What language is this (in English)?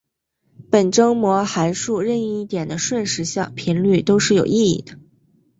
Chinese